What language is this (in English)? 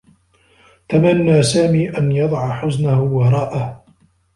Arabic